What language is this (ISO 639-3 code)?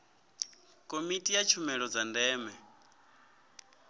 ven